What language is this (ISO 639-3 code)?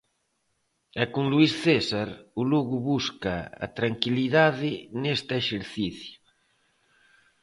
glg